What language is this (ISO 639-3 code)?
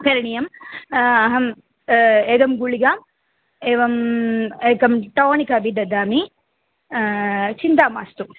san